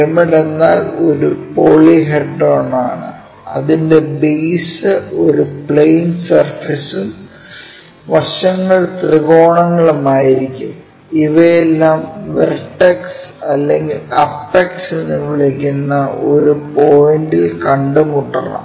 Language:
Malayalam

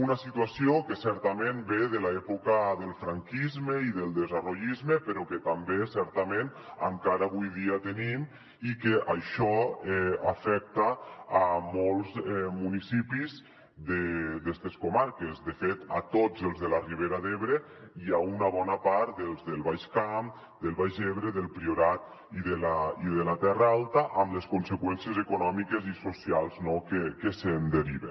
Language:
Catalan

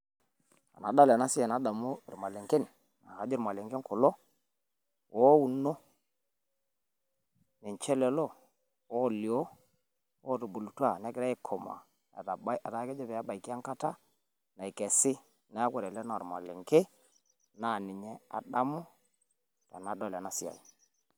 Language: Masai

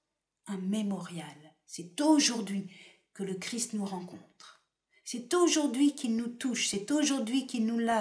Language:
French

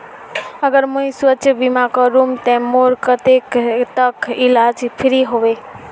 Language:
Magahi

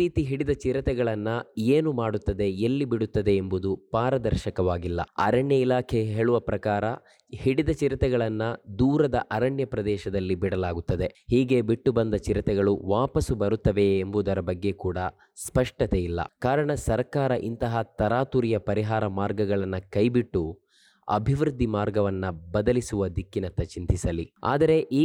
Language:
Kannada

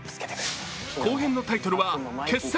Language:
Japanese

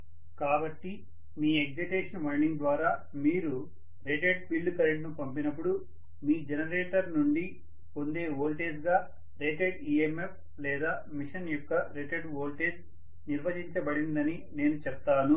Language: Telugu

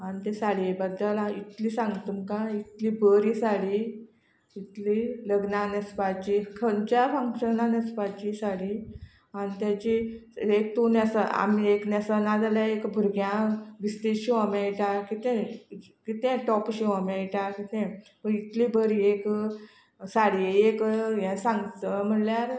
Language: Konkani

